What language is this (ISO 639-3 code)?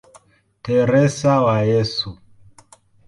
swa